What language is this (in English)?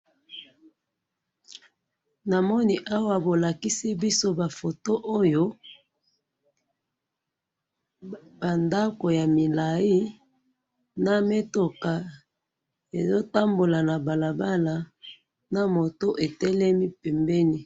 Lingala